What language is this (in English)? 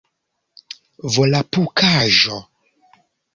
Esperanto